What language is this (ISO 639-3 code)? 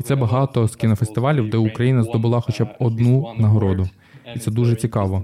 ukr